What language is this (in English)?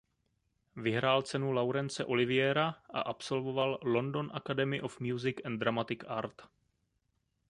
Czech